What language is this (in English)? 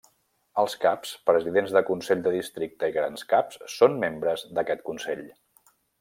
Catalan